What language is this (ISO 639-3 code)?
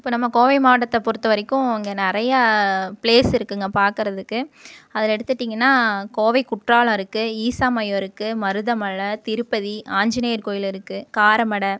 tam